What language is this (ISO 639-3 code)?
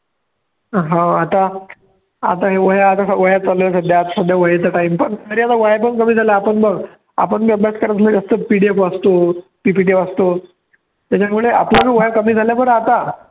mar